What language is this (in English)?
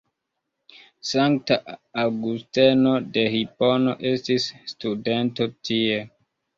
Esperanto